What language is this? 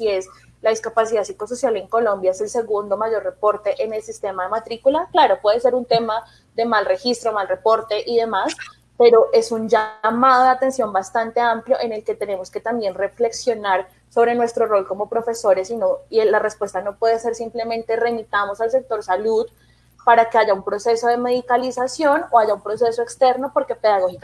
Spanish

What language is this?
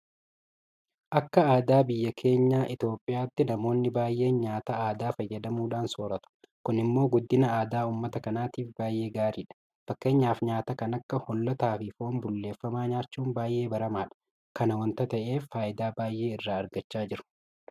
Oromo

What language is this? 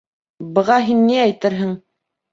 Bashkir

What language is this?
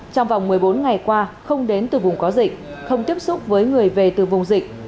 Vietnamese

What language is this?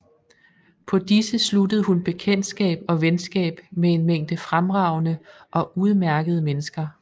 Danish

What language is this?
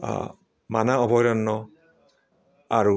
Assamese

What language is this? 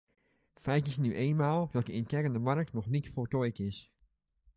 Dutch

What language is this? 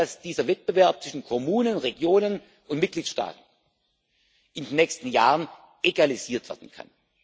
German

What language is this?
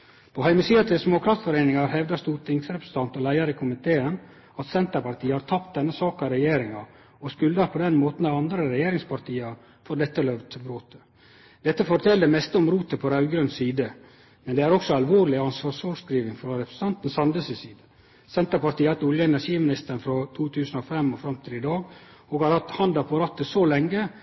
Norwegian Nynorsk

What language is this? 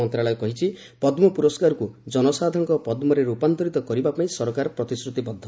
Odia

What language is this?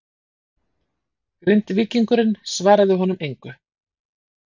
Icelandic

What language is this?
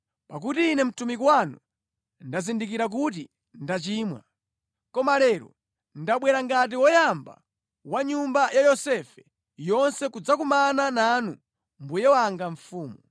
Nyanja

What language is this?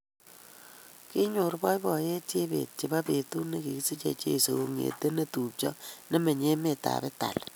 Kalenjin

